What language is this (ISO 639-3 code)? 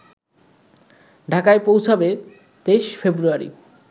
ben